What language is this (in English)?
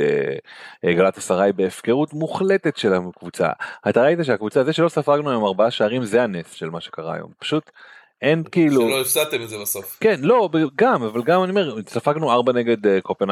Hebrew